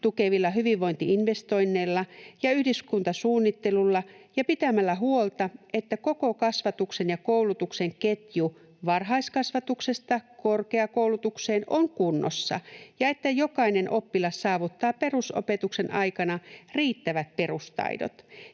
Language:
Finnish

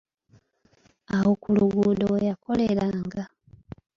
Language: Ganda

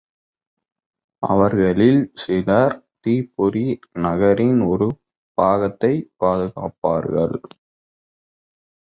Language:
Tamil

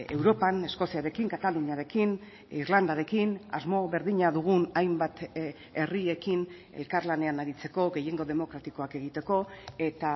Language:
Basque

